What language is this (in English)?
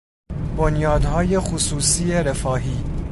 Persian